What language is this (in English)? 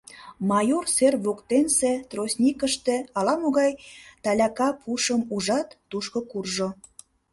Mari